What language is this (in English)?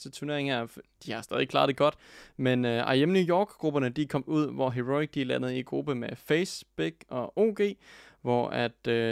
Danish